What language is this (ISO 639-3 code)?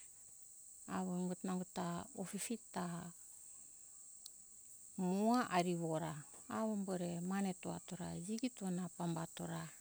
hkk